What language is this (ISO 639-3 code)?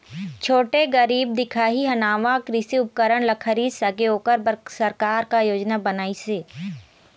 hne